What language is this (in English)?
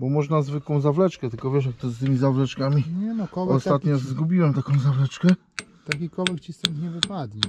Polish